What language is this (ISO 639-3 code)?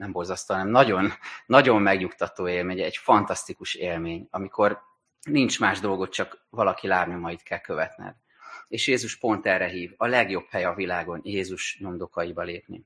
hun